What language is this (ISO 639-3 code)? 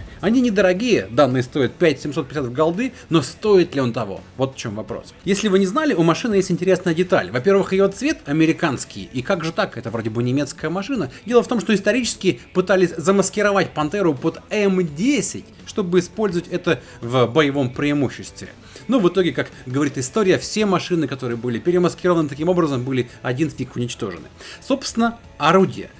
rus